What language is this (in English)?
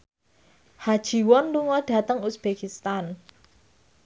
Javanese